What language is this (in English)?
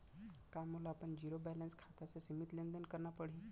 Chhattisgarhi